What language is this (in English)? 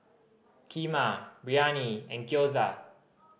English